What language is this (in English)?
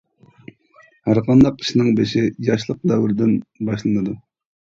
Uyghur